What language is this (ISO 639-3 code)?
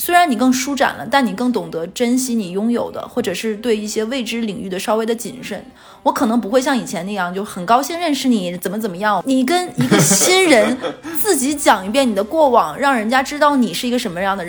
zho